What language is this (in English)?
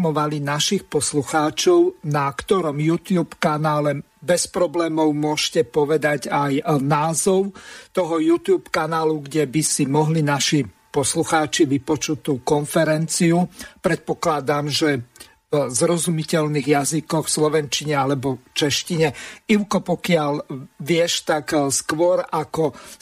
Slovak